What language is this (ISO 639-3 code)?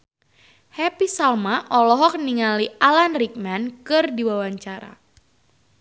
sun